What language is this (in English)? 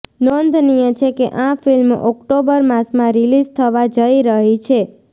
Gujarati